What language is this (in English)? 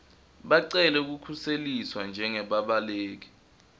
Swati